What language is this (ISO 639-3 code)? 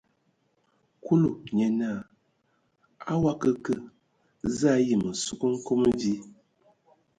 ewo